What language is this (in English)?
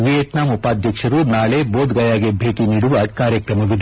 Kannada